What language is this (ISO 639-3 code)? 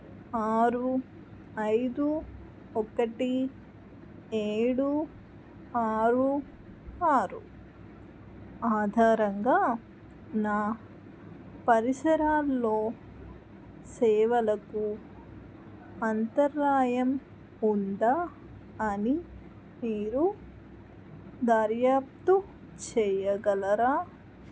tel